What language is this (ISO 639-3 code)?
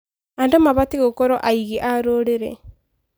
kik